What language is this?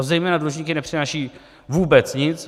Czech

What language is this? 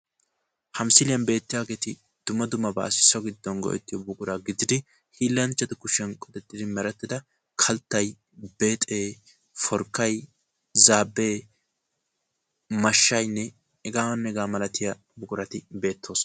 Wolaytta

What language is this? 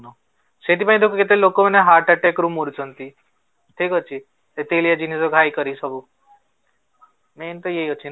Odia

